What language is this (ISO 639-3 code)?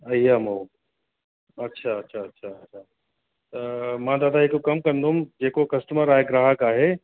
snd